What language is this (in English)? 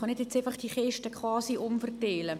Swiss German